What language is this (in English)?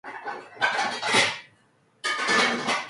Korean